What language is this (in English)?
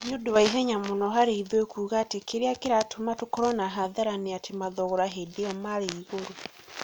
Kikuyu